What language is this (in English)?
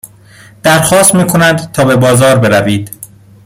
Persian